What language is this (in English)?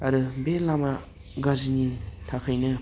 Bodo